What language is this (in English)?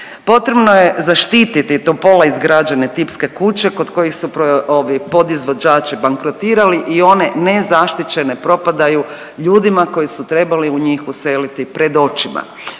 Croatian